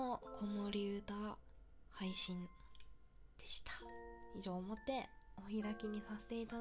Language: Japanese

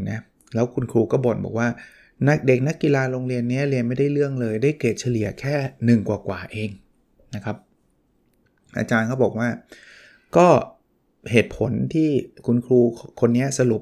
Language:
Thai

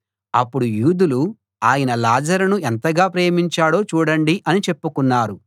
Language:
Telugu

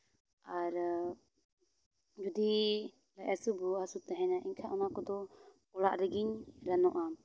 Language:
Santali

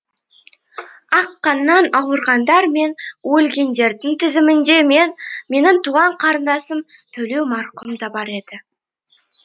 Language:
Kazakh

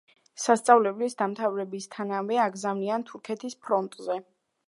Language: Georgian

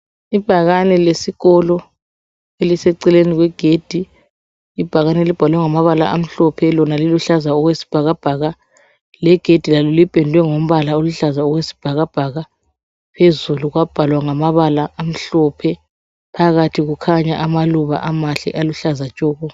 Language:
North Ndebele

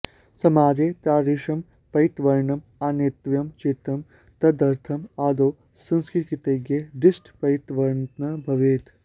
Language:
Sanskrit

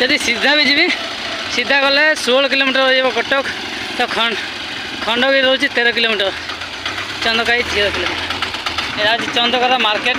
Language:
Indonesian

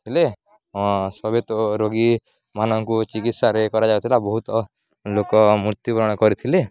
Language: Odia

